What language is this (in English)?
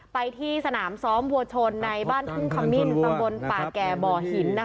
Thai